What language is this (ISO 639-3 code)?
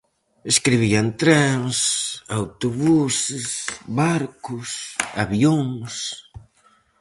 glg